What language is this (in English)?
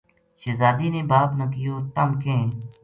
Gujari